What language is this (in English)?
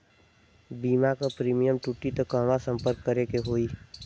Bhojpuri